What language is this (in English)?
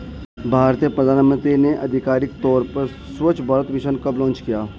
Hindi